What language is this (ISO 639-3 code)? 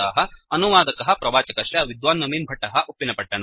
san